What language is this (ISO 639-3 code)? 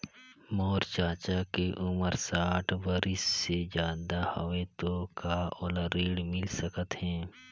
hne